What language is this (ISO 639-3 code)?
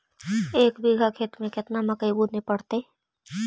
mag